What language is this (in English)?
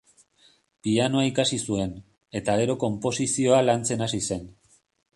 Basque